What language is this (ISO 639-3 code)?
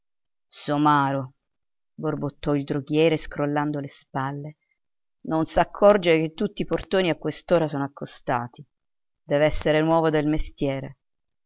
ita